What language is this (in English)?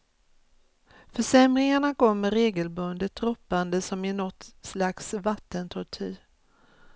Swedish